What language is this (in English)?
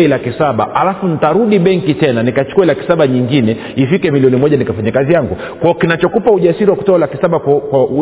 Swahili